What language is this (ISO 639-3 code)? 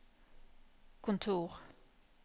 nor